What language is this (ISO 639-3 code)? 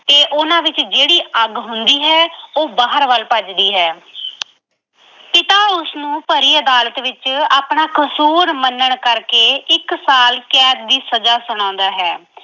pan